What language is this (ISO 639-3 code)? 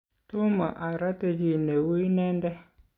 kln